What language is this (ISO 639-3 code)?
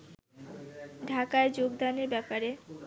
ben